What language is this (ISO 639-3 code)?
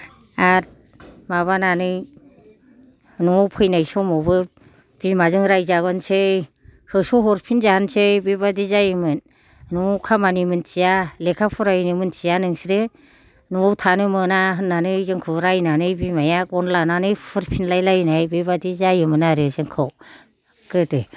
brx